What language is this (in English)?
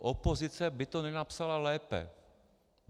Czech